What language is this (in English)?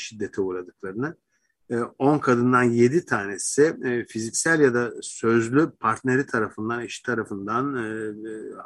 Turkish